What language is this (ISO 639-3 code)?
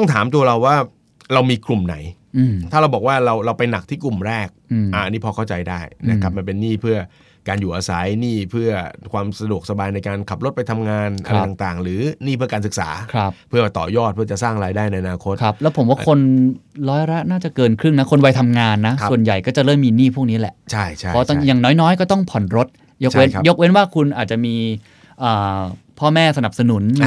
tha